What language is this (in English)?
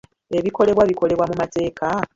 Ganda